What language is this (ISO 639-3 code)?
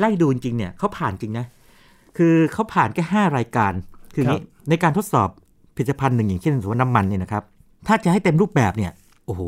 tha